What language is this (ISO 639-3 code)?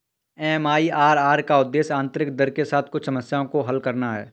hin